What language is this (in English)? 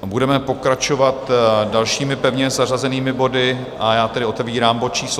Czech